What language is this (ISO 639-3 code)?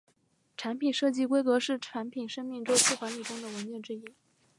zho